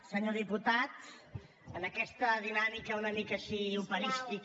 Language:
Catalan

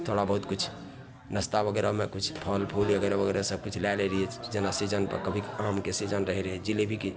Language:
Maithili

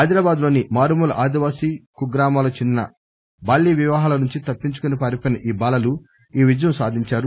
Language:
Telugu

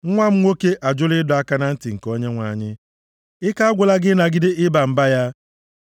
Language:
Igbo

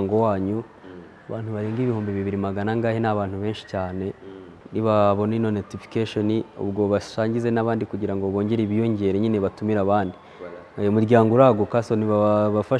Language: Romanian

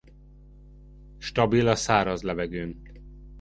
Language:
Hungarian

